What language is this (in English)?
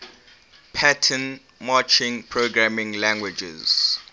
English